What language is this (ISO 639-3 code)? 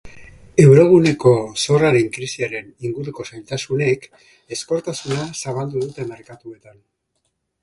eus